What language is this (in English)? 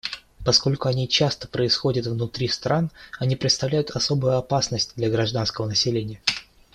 Russian